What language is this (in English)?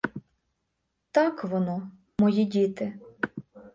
Ukrainian